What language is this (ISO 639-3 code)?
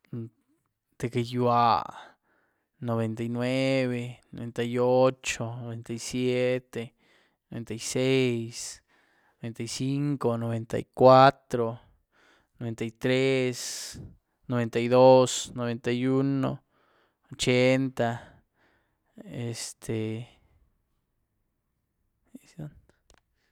ztu